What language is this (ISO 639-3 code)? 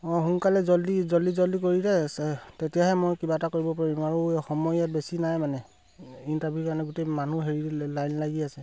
asm